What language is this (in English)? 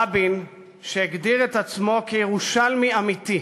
Hebrew